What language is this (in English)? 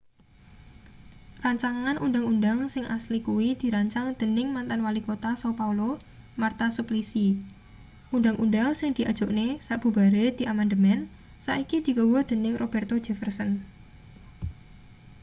Javanese